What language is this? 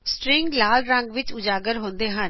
Punjabi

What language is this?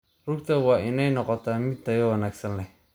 Somali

